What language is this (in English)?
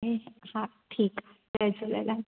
Sindhi